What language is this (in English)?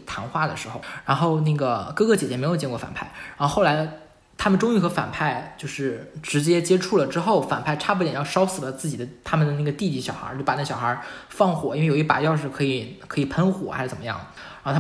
Chinese